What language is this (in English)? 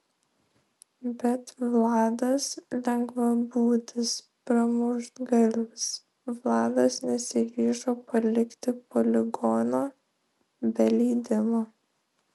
Lithuanian